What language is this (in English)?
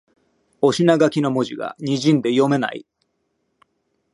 Japanese